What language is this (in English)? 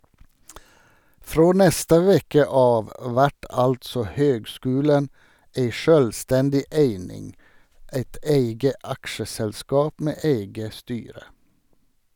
Norwegian